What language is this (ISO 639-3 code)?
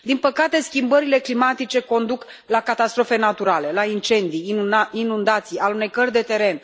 ron